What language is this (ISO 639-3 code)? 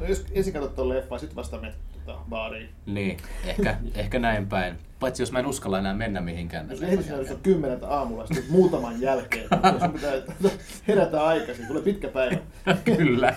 fin